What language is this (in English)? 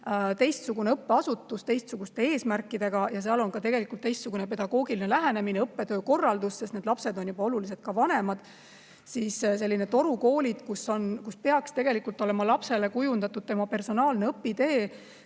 Estonian